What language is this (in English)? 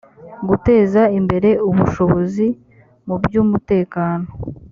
Kinyarwanda